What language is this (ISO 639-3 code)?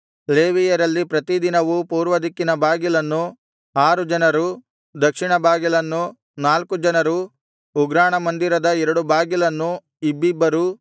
kan